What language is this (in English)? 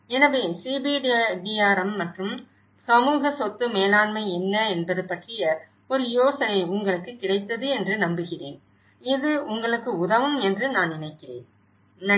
Tamil